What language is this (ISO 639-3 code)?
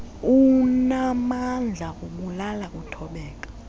xho